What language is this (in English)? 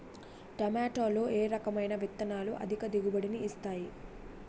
Telugu